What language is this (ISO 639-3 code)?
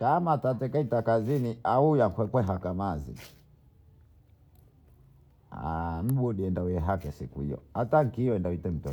bou